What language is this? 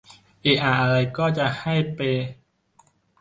Thai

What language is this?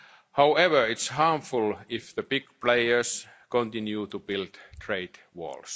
English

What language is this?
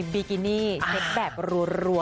Thai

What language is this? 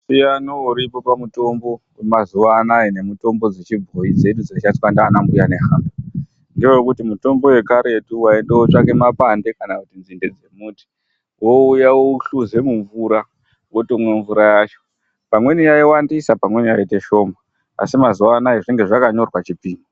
Ndau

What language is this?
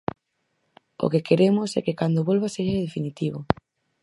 Galician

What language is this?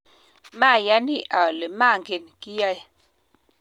Kalenjin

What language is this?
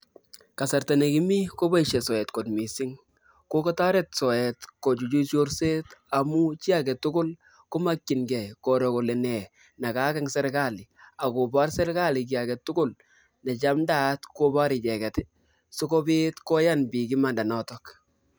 Kalenjin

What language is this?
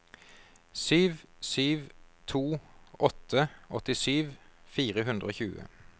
Norwegian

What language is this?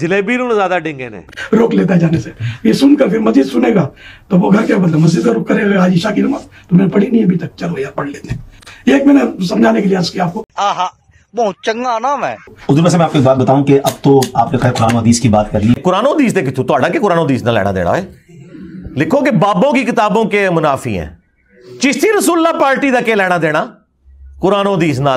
Hindi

